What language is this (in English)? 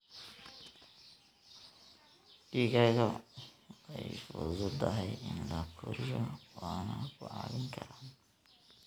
Somali